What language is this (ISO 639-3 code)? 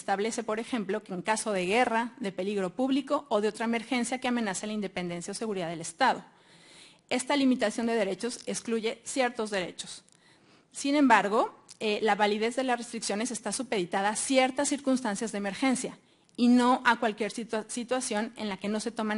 spa